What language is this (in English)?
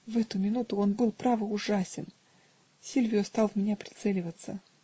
Russian